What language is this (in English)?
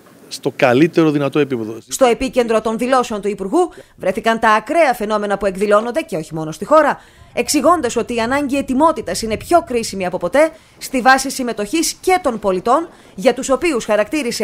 Greek